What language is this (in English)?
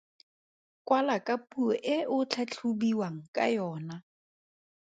Tswana